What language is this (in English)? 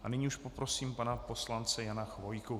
Czech